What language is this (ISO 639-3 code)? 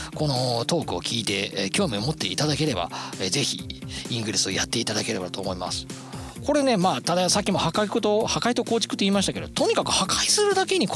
jpn